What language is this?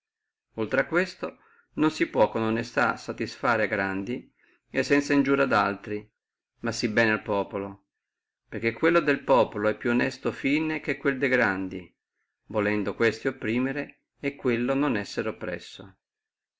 Italian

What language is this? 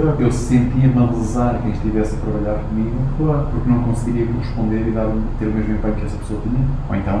Portuguese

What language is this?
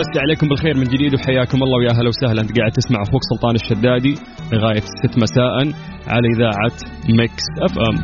Arabic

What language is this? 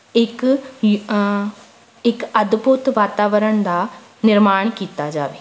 Punjabi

